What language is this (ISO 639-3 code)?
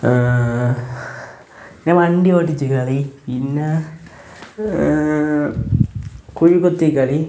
mal